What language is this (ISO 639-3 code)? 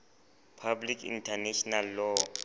sot